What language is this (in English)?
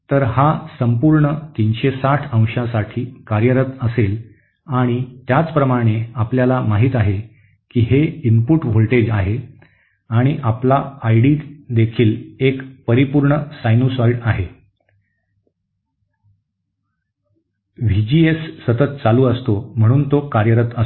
Marathi